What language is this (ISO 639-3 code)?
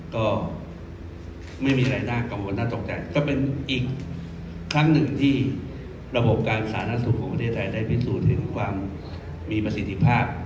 tha